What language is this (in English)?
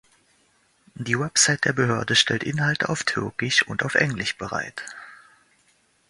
German